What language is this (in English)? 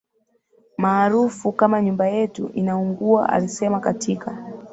Swahili